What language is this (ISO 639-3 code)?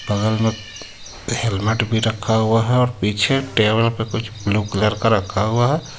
hin